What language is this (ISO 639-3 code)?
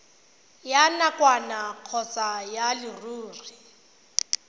tsn